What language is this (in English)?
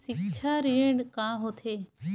Chhattisgarhi